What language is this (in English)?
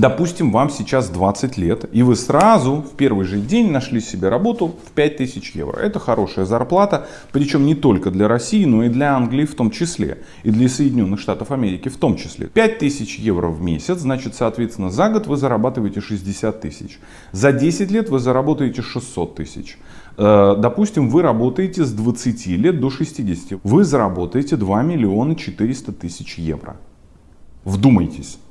Russian